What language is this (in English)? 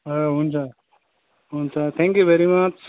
Nepali